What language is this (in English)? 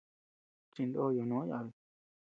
Tepeuxila Cuicatec